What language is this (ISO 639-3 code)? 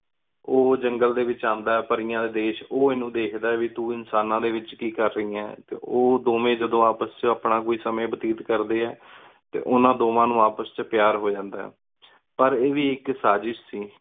pan